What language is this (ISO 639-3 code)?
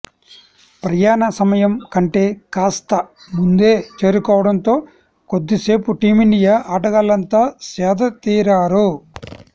tel